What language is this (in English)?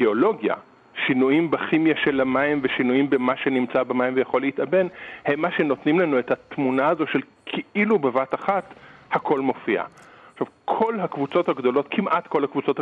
Hebrew